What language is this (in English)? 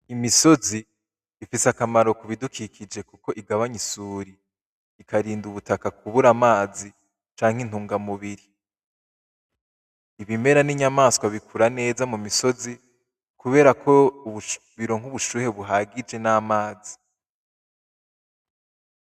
Rundi